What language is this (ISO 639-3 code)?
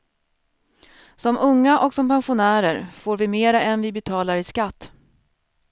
swe